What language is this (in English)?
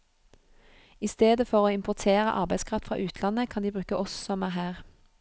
Norwegian